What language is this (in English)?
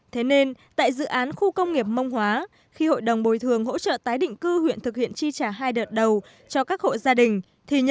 Vietnamese